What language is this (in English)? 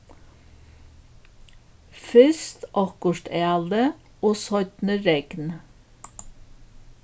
Faroese